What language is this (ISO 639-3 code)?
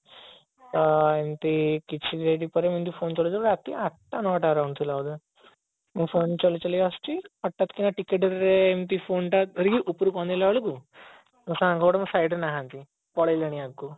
ori